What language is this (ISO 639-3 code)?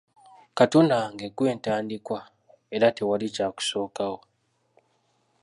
lug